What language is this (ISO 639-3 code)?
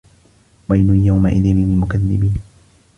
ara